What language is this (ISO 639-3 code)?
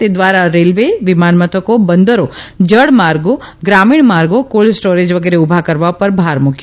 guj